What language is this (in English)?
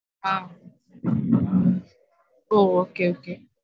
Tamil